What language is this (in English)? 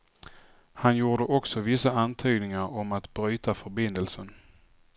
Swedish